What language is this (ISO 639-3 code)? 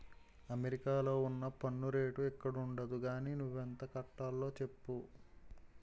tel